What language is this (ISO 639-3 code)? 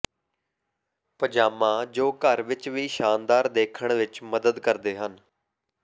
pan